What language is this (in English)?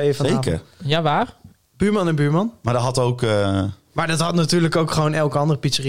Dutch